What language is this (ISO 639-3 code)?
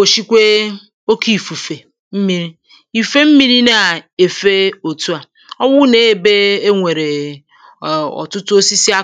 ibo